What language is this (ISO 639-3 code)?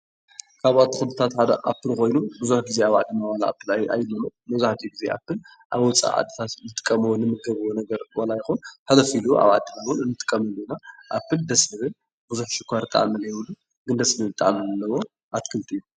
tir